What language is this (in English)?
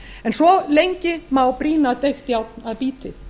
Icelandic